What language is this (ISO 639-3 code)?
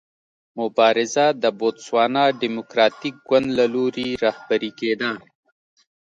pus